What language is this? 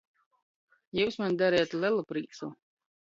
Latgalian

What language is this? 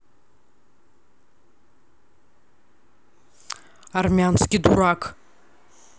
Russian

